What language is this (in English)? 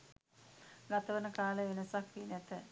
Sinhala